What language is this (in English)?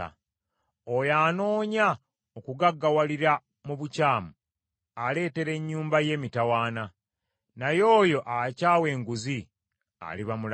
Ganda